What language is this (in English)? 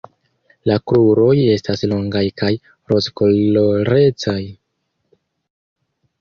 Esperanto